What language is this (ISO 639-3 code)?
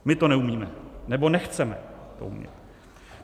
ces